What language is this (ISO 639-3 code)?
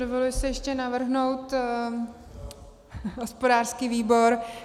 ces